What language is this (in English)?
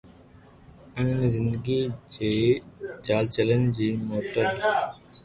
Loarki